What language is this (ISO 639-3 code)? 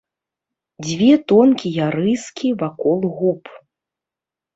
bel